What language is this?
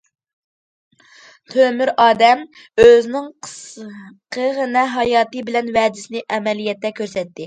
Uyghur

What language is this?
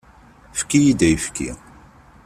Kabyle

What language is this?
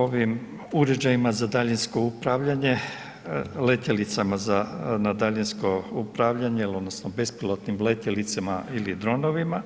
Croatian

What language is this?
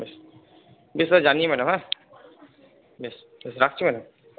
Bangla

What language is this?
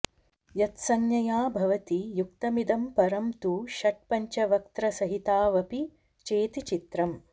Sanskrit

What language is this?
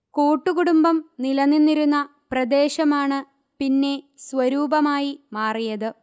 Malayalam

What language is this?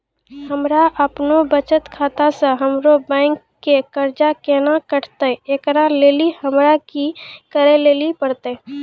Maithili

